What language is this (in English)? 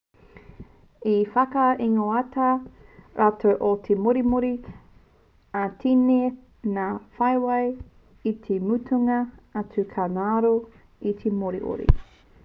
Māori